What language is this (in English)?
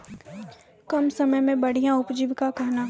Maithili